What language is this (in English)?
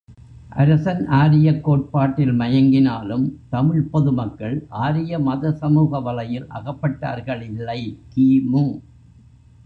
Tamil